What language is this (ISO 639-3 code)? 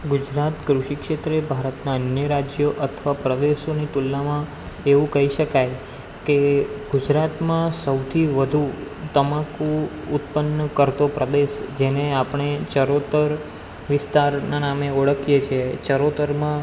guj